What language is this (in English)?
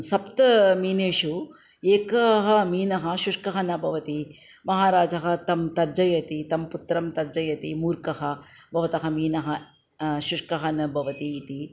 Sanskrit